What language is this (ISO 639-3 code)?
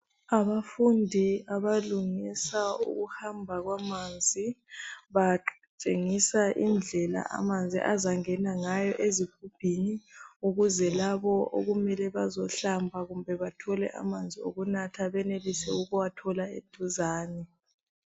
nde